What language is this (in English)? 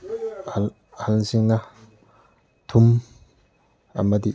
Manipuri